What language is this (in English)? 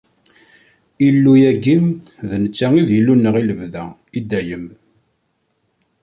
Kabyle